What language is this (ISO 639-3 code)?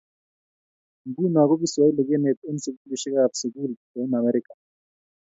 kln